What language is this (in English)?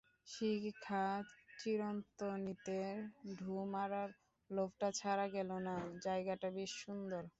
Bangla